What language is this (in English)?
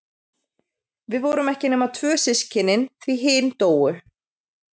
Icelandic